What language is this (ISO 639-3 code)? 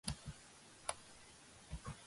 kat